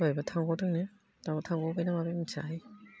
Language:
Bodo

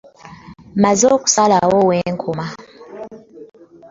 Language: Ganda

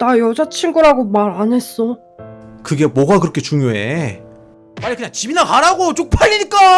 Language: Korean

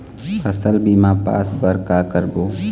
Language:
Chhattisgarhi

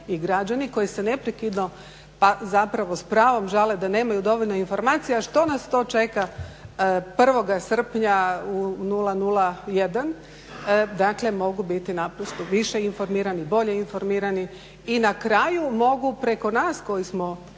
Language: Croatian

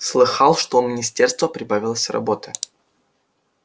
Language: Russian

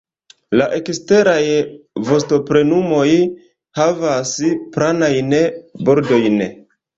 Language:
Esperanto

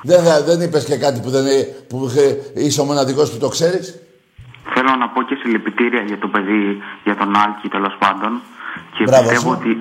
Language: Greek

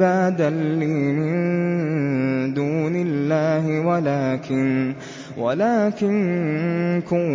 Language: Arabic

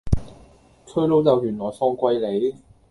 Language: Cantonese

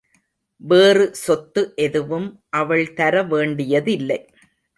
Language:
Tamil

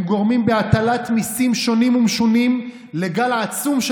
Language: Hebrew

